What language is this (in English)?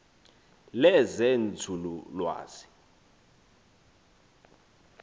Xhosa